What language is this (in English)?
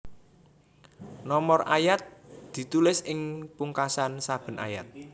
Javanese